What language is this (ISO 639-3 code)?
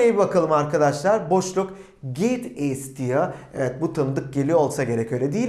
tur